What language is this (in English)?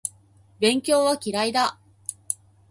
Japanese